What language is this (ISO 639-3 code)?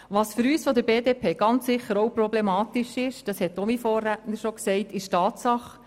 gsw